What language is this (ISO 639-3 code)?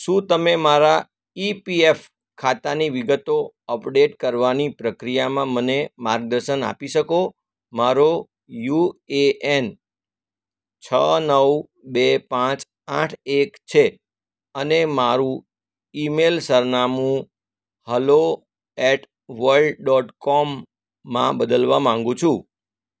guj